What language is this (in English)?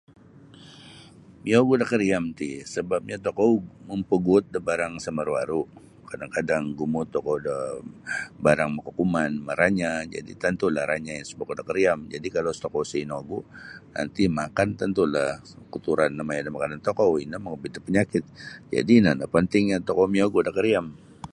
Sabah Bisaya